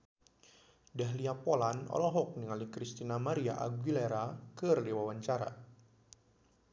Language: Sundanese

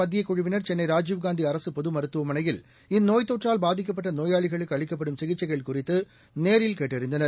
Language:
Tamil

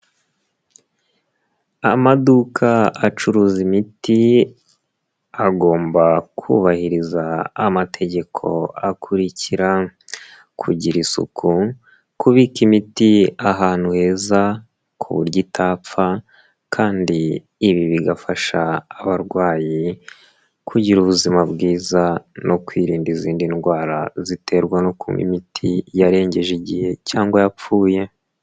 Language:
Kinyarwanda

